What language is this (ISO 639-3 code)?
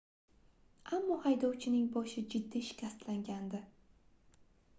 uzb